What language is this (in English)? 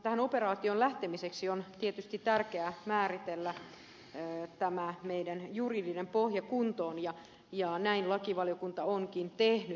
Finnish